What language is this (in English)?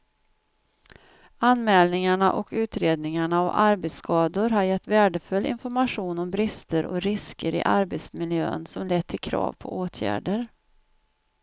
Swedish